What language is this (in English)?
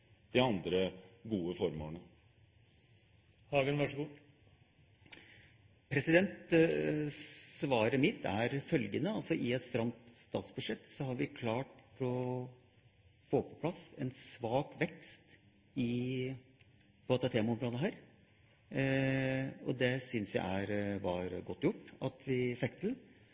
Norwegian